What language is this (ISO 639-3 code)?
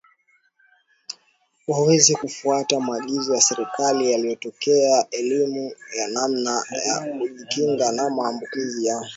swa